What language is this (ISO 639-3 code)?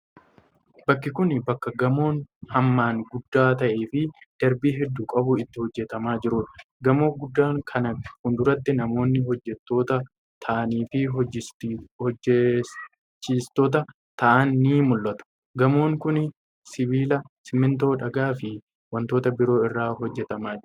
orm